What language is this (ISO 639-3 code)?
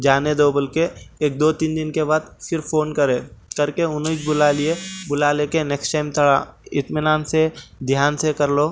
urd